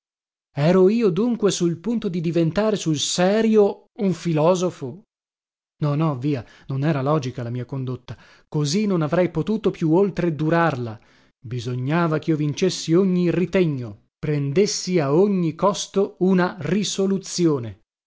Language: Italian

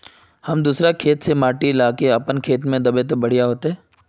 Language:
Magahi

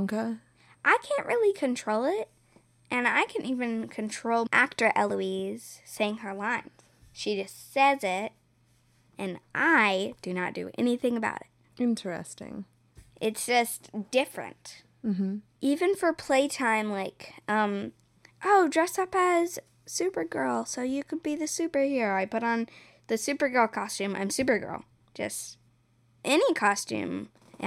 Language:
English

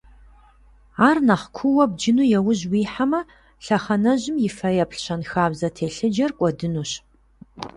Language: Kabardian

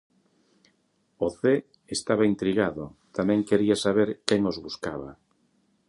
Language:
Galician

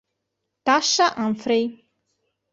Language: Italian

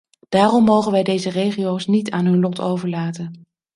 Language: Dutch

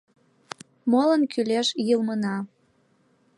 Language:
Mari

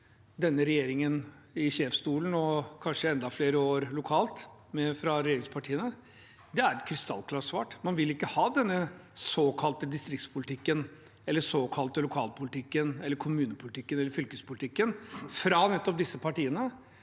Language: Norwegian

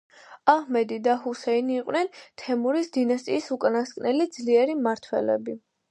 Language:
Georgian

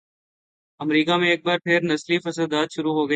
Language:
Urdu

